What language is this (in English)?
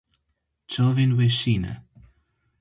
Kurdish